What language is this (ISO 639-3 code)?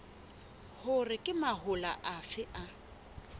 sot